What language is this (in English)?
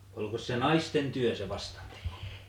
Finnish